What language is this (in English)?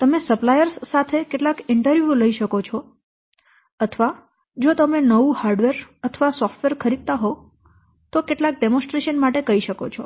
Gujarati